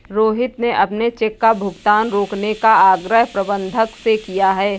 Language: Hindi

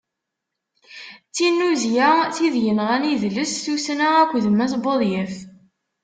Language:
Kabyle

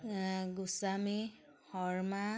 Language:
Assamese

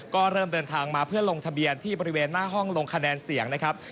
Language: Thai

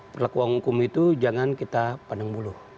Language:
Indonesian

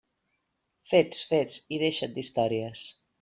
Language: Catalan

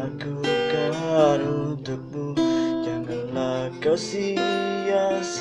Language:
Indonesian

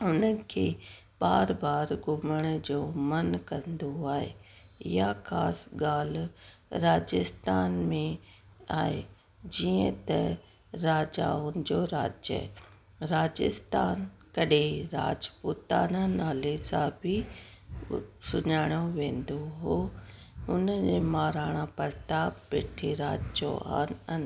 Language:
Sindhi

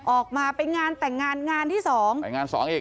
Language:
Thai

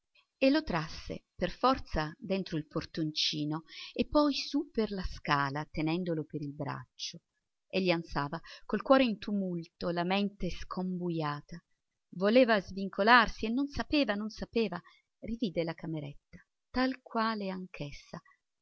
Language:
Italian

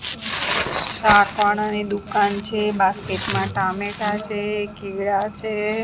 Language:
Gujarati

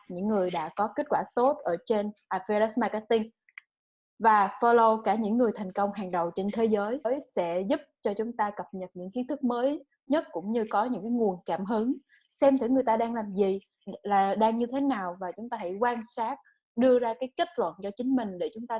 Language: Vietnamese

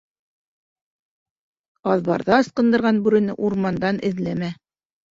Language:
Bashkir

